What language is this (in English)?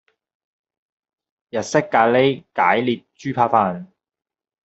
Cantonese